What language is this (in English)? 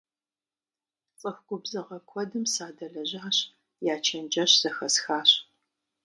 Kabardian